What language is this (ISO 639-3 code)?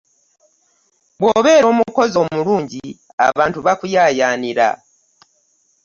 lug